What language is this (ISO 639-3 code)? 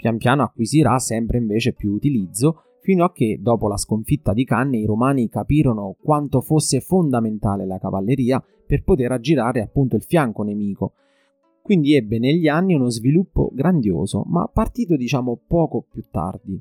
ita